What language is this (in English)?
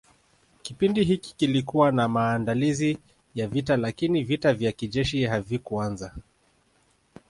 Swahili